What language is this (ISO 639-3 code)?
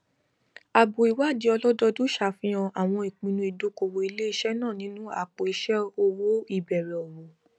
yor